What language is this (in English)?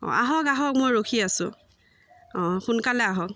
Assamese